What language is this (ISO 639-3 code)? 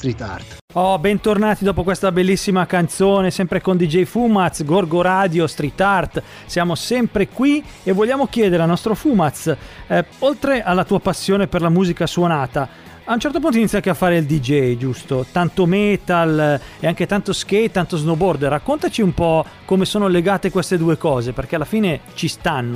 ita